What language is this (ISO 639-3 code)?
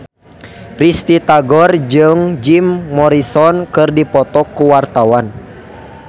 sun